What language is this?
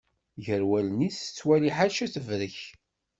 Kabyle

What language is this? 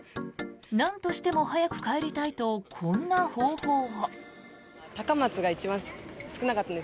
Japanese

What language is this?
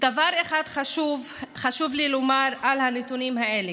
Hebrew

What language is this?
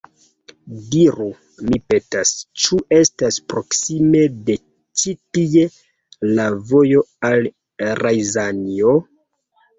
Esperanto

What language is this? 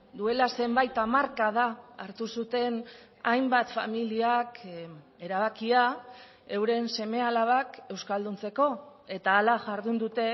Basque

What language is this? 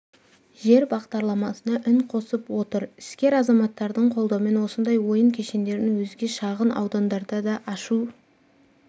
Kazakh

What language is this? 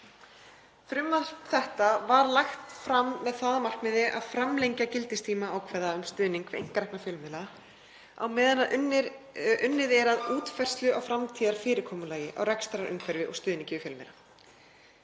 Icelandic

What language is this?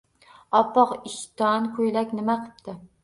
Uzbek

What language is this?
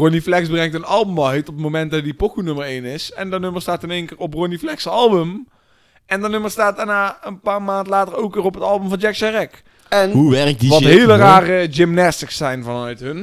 Dutch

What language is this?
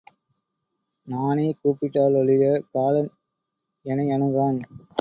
Tamil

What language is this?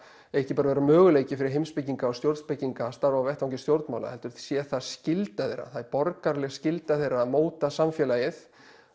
Icelandic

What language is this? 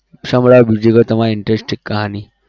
Gujarati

